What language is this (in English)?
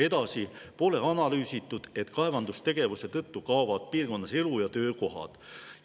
Estonian